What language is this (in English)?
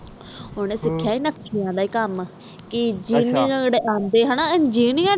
Punjabi